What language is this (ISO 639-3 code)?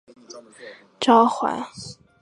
zho